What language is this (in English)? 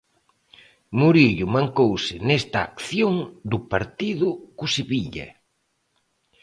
Galician